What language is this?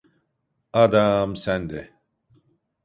Turkish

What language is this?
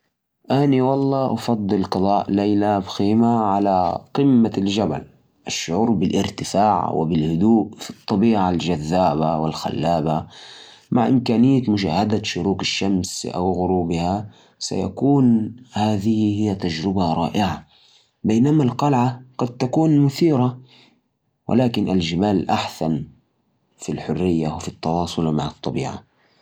Najdi Arabic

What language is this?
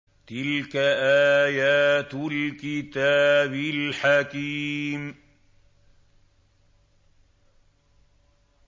Arabic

